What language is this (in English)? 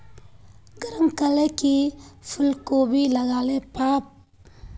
Magahi